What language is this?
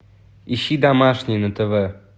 Russian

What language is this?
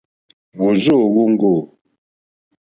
Mokpwe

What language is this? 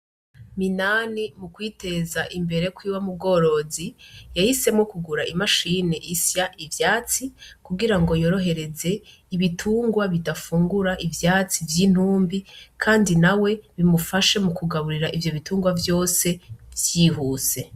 Rundi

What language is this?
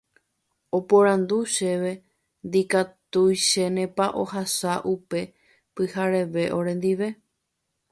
Guarani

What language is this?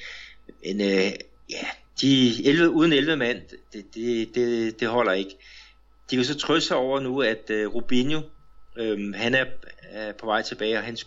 Danish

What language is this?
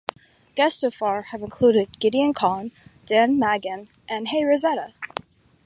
English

